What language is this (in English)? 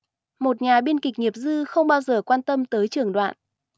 Vietnamese